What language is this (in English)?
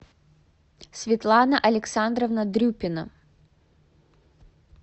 Russian